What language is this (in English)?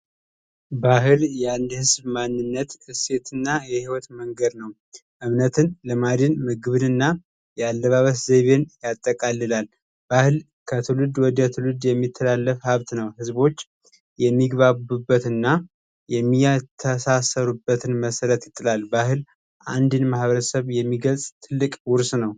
Amharic